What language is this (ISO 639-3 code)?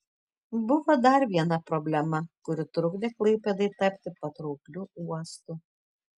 lit